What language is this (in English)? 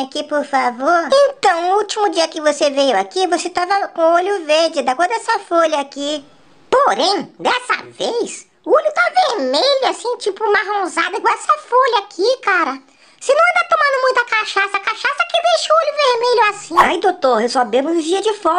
Portuguese